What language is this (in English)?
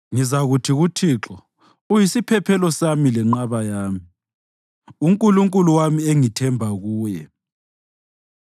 North Ndebele